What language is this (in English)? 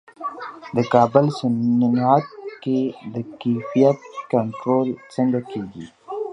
Pashto